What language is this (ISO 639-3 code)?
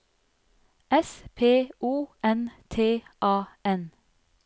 nor